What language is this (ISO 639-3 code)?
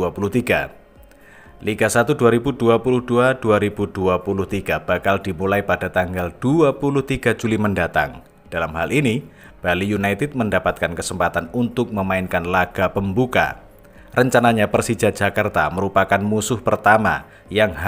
ind